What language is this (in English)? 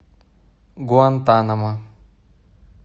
Russian